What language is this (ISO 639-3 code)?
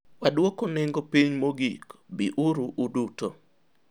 luo